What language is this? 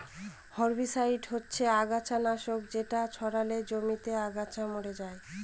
Bangla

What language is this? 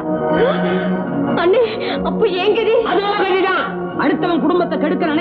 Arabic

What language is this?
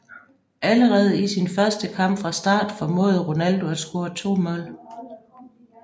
Danish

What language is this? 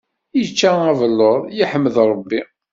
Kabyle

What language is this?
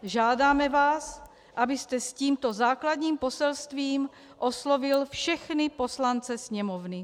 Czech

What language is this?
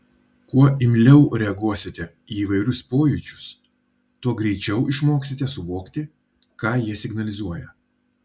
Lithuanian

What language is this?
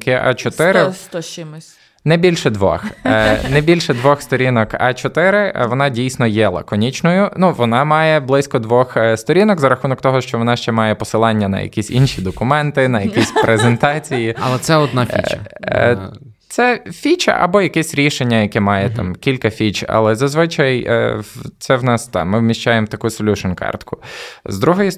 Ukrainian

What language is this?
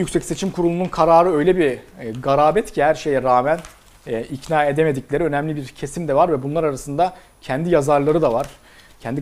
Turkish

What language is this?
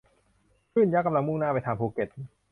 Thai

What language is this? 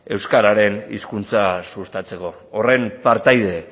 Basque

